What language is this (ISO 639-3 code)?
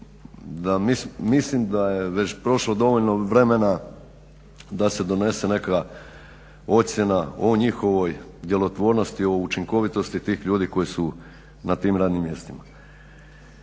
hrv